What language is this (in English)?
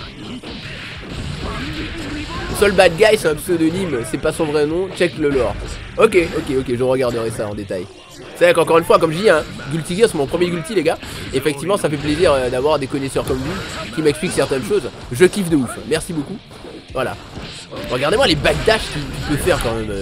French